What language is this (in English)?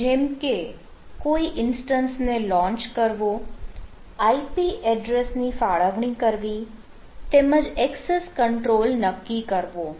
Gujarati